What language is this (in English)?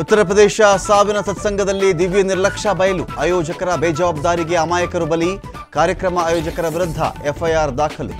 Kannada